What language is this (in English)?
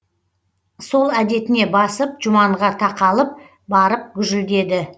Kazakh